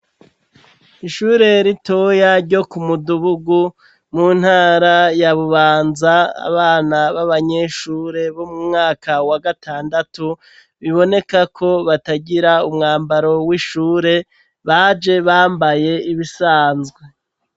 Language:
Rundi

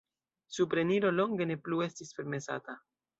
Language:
Esperanto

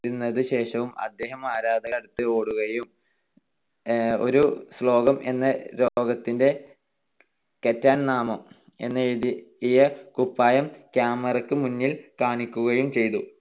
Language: Malayalam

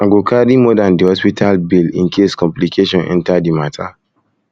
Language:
Nigerian Pidgin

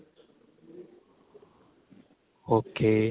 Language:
Punjabi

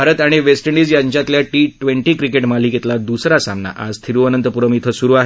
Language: Marathi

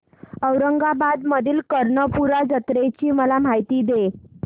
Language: Marathi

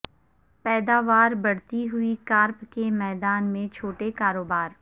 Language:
Urdu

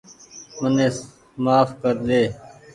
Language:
Goaria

